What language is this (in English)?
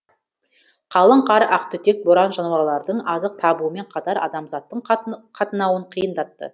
Kazakh